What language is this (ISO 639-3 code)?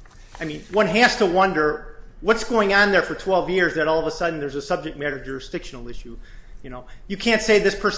eng